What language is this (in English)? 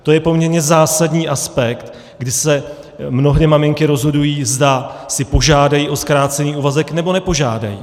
Czech